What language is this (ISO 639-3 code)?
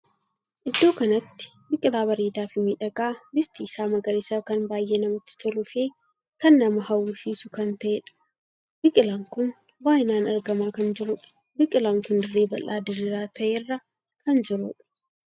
orm